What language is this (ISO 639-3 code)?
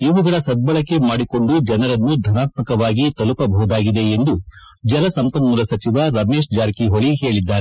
kan